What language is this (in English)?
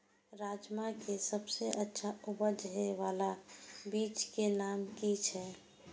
Maithili